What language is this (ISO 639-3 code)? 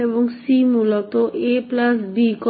ben